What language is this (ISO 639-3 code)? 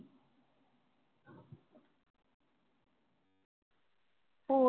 pan